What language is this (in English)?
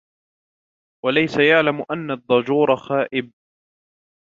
Arabic